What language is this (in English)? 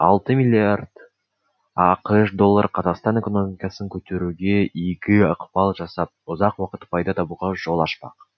Kazakh